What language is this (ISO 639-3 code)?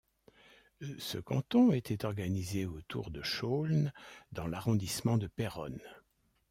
fra